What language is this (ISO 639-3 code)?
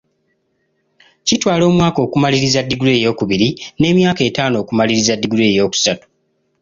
lug